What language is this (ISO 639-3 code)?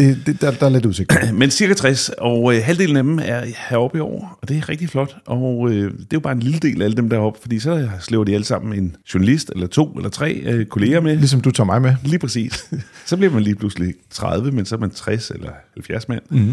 dan